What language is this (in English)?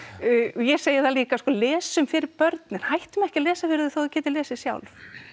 Icelandic